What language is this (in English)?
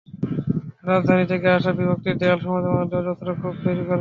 Bangla